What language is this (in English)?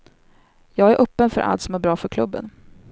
Swedish